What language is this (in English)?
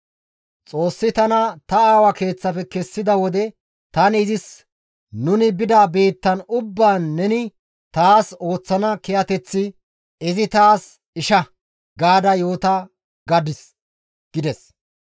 Gamo